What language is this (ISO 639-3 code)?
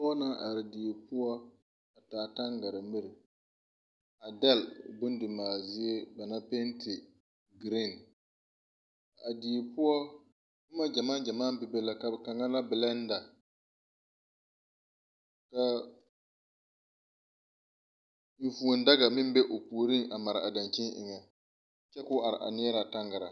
dga